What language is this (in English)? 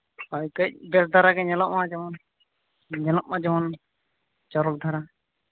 Santali